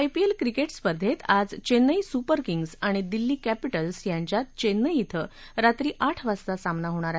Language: Marathi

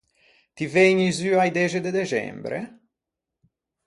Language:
Ligurian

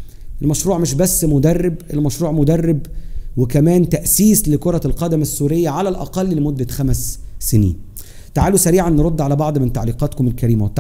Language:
Arabic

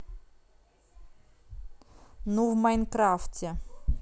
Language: Russian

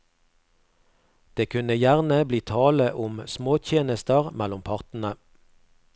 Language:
Norwegian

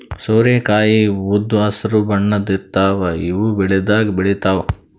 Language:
Kannada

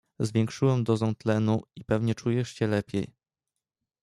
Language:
Polish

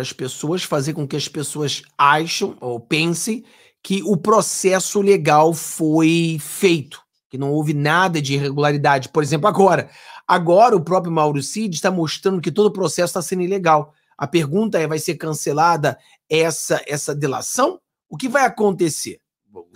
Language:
Portuguese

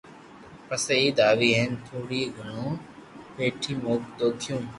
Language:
Loarki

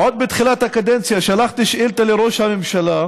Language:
Hebrew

